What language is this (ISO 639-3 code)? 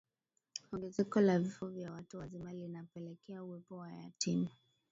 swa